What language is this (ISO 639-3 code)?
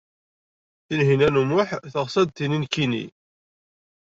kab